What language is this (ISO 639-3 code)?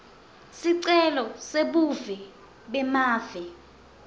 ssw